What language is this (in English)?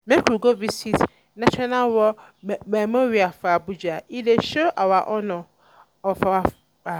Nigerian Pidgin